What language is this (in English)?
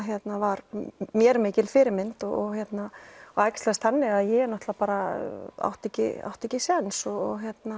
Icelandic